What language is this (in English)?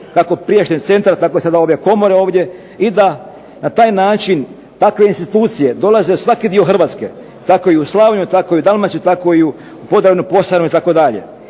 Croatian